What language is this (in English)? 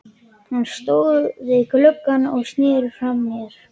Icelandic